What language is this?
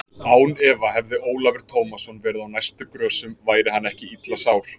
Icelandic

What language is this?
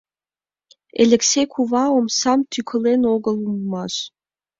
Mari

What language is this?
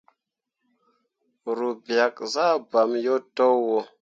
Mundang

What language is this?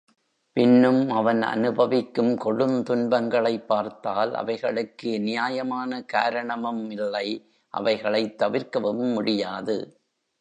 Tamil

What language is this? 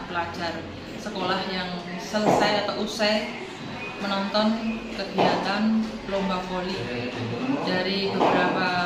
Indonesian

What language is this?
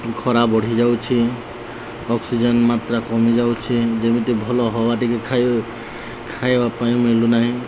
Odia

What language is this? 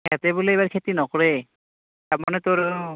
Assamese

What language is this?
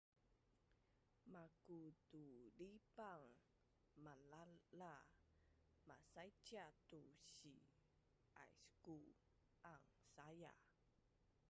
Bunun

